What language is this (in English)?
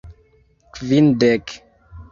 Esperanto